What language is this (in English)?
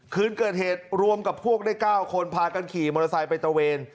Thai